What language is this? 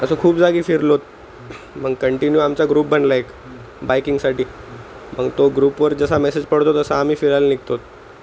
Marathi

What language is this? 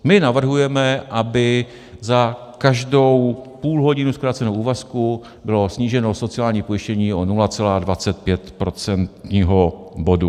Czech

